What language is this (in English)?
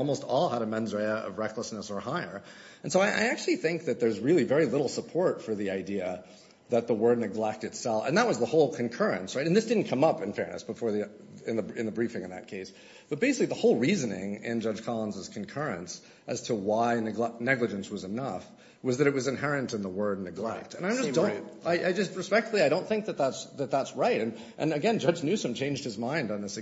English